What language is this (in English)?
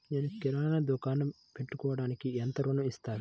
Telugu